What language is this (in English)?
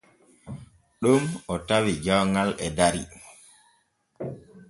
Borgu Fulfulde